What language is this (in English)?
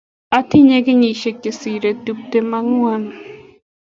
Kalenjin